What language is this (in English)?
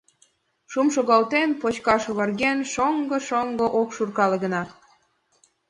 Mari